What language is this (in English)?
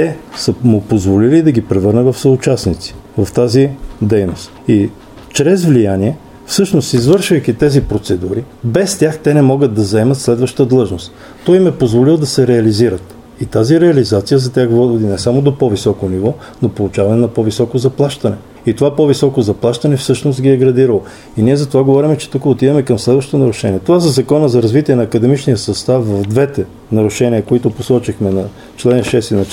Bulgarian